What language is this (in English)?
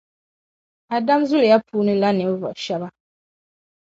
Dagbani